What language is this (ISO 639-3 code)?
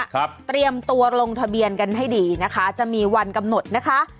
tha